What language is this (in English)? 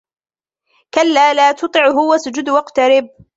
Arabic